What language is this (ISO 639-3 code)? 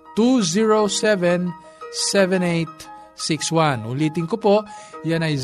fil